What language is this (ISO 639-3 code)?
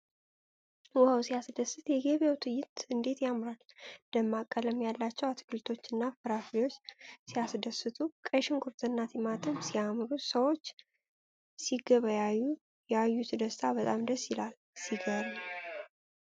amh